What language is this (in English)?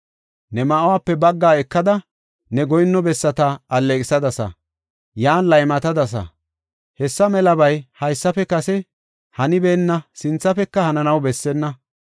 Gofa